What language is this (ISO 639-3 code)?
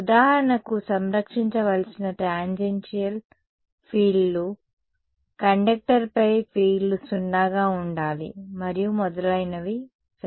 tel